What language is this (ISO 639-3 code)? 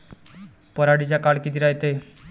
mar